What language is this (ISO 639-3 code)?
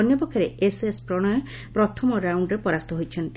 ori